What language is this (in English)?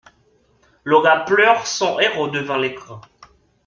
French